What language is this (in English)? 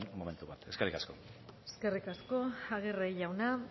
Basque